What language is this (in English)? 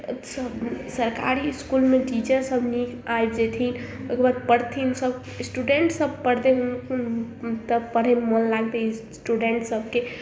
Maithili